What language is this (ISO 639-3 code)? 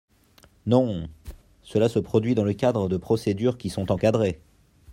fra